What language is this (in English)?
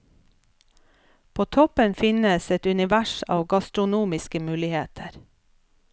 Norwegian